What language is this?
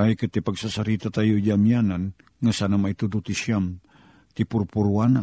Filipino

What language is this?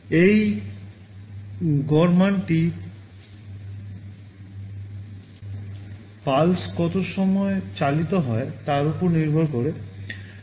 Bangla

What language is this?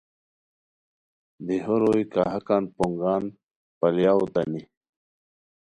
Khowar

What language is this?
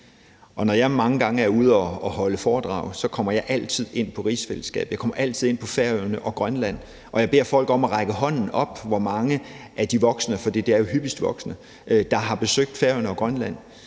Danish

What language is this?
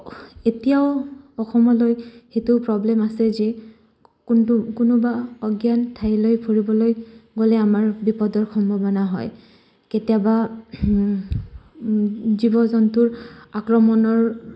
Assamese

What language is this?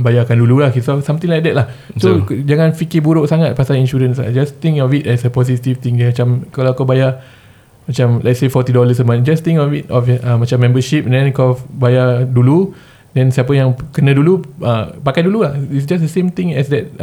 Malay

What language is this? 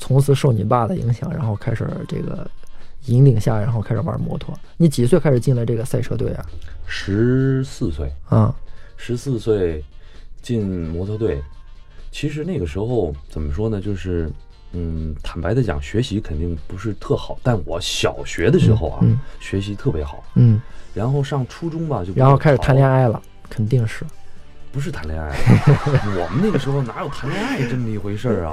Chinese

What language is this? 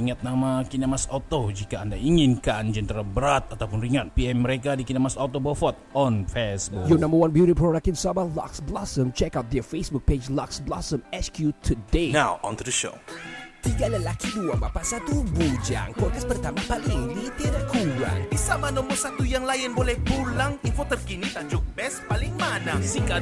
Malay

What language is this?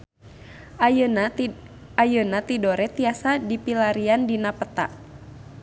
Sundanese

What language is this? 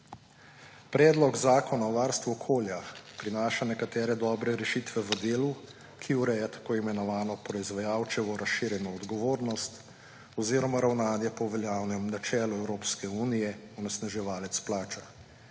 Slovenian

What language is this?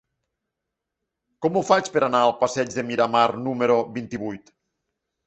Catalan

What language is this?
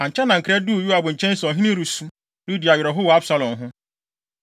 Akan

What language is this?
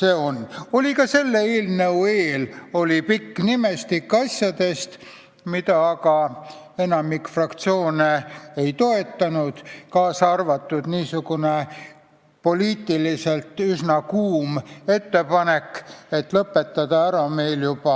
Estonian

